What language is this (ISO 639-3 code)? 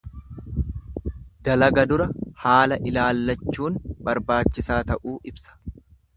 orm